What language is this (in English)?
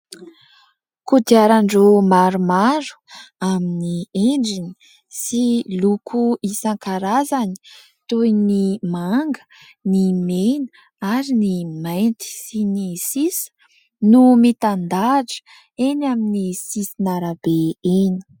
Malagasy